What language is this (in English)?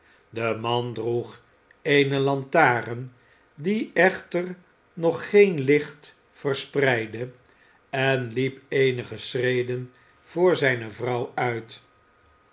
Dutch